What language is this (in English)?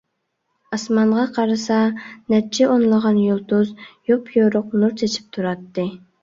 Uyghur